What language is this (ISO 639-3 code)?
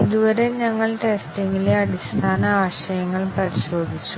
mal